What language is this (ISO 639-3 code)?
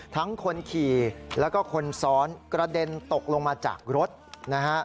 tha